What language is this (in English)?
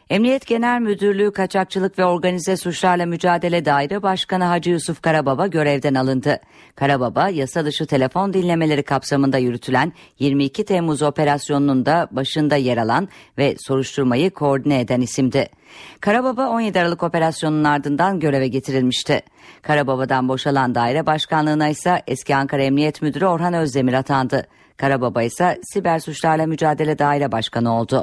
Turkish